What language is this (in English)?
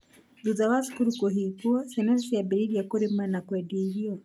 Kikuyu